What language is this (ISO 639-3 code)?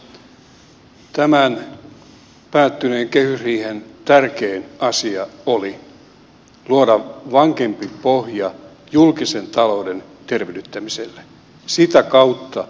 fin